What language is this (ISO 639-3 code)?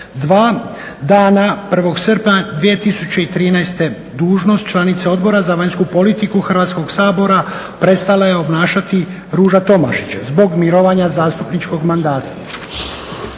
hrv